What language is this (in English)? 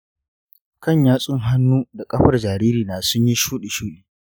Hausa